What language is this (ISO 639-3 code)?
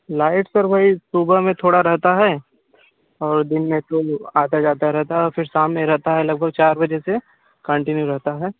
hin